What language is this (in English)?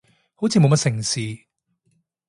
Cantonese